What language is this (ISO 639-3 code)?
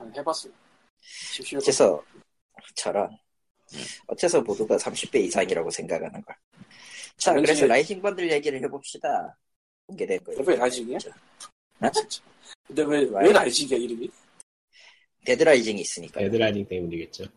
kor